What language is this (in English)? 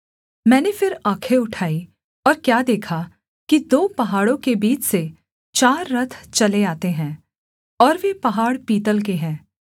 Hindi